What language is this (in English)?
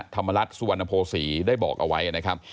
Thai